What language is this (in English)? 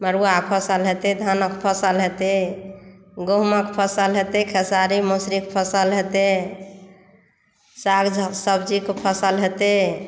Maithili